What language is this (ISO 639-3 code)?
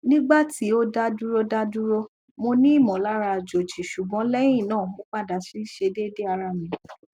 yor